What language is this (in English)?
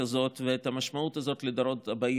Hebrew